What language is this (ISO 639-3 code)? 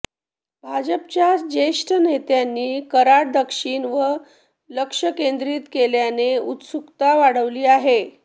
mar